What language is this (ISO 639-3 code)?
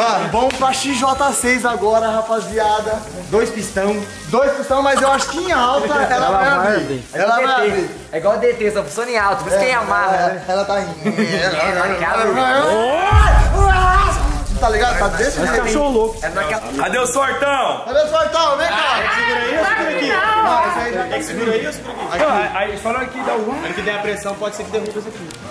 por